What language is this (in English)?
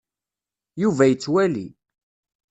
Kabyle